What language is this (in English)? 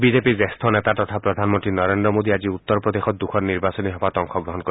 Assamese